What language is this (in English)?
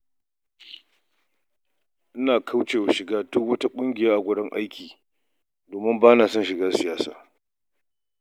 Hausa